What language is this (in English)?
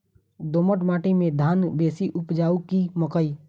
Maithili